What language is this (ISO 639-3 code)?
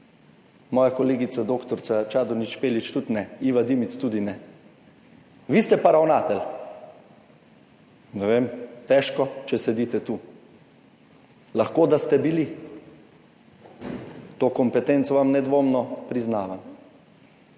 slv